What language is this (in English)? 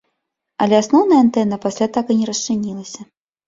Belarusian